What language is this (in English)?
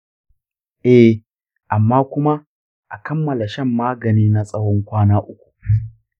Hausa